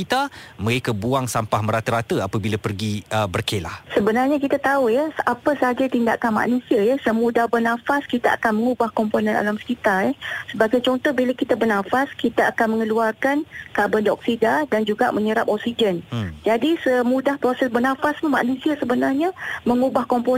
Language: Malay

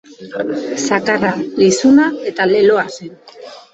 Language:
Basque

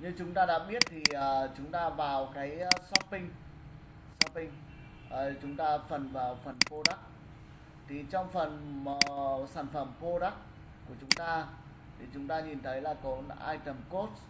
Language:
Vietnamese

